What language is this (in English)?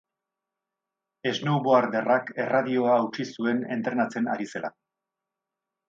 Basque